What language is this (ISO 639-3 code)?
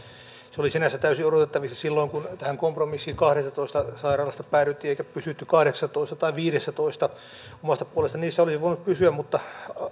fin